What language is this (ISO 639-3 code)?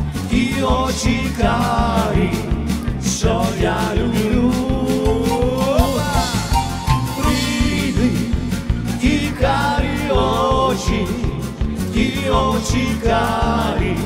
ron